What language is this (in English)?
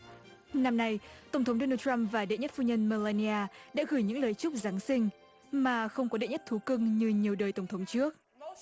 Vietnamese